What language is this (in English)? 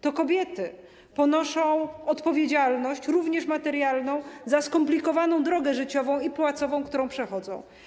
Polish